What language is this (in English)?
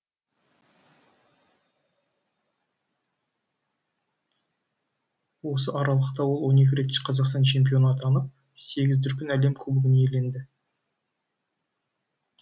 Kazakh